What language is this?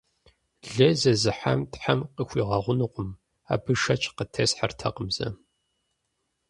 Kabardian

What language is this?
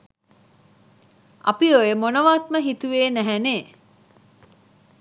Sinhala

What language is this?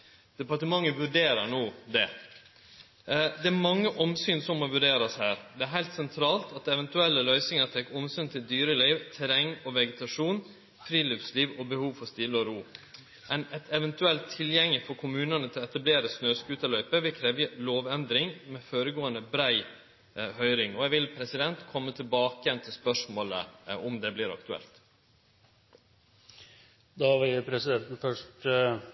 Norwegian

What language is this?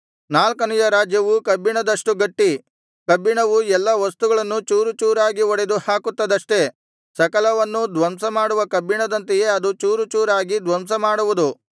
Kannada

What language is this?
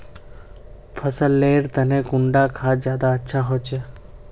Magahi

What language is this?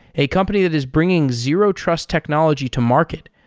English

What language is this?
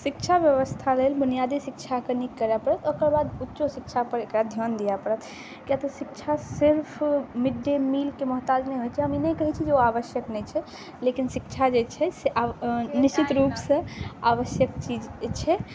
Maithili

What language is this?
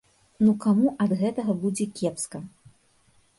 Belarusian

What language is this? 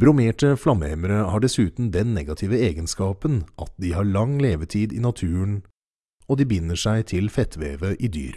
Norwegian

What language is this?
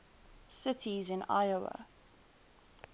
English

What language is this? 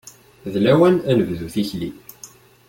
Kabyle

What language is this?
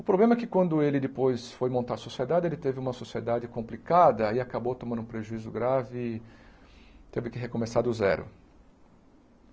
Portuguese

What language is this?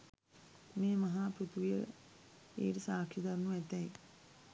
Sinhala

